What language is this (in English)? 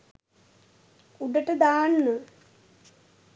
Sinhala